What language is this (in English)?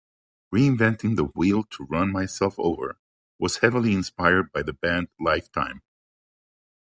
English